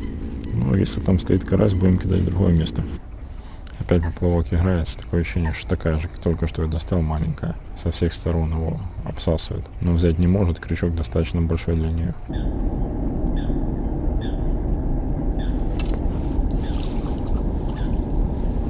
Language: Russian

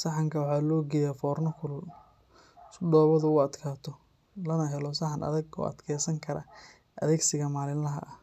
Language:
Somali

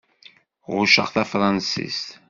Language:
Kabyle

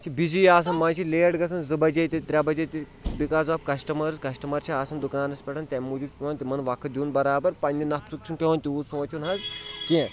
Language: Kashmiri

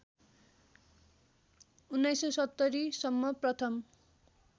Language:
Nepali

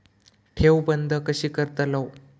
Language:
Marathi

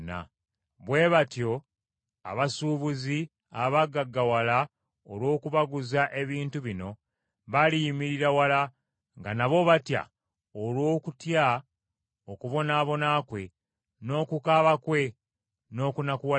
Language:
Ganda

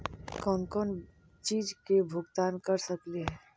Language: Magahi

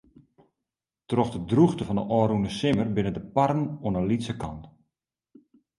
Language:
Western Frisian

